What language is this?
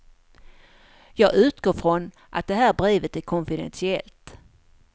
Swedish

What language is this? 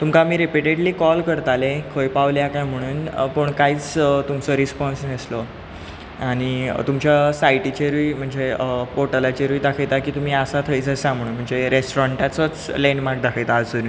Konkani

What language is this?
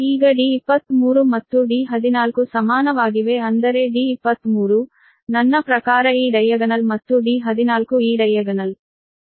Kannada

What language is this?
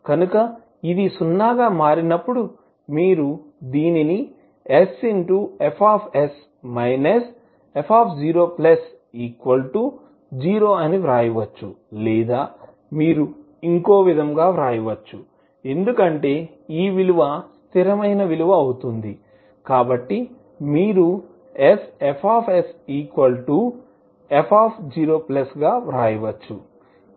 Telugu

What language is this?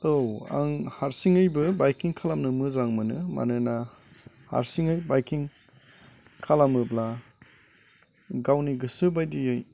Bodo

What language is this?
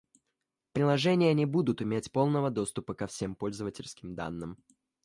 Russian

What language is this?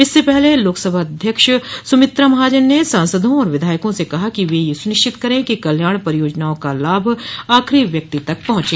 Hindi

